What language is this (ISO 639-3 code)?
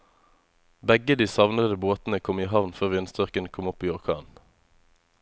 nor